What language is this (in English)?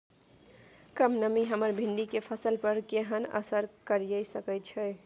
Maithili